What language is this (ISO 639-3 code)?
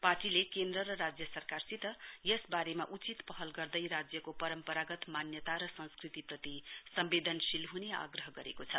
nep